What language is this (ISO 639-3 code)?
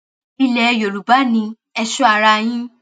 yor